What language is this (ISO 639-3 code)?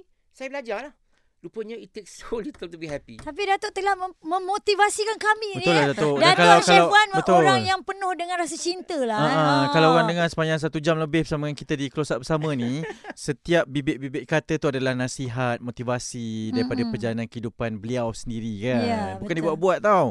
msa